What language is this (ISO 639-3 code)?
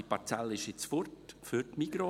gsw